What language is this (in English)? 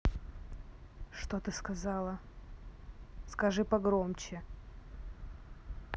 Russian